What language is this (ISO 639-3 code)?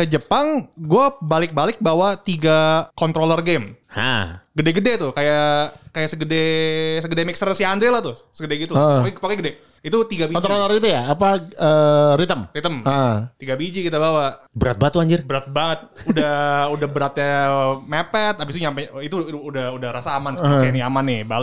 ind